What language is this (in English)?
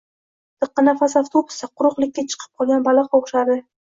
Uzbek